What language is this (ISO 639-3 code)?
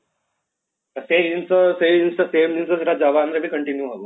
ori